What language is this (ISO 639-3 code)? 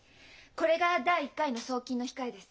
jpn